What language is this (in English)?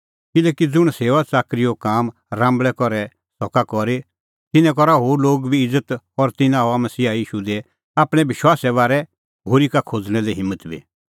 Kullu Pahari